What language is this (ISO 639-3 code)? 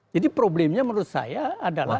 ind